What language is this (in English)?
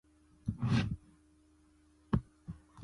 Chinese